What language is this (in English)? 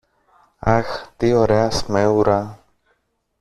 Greek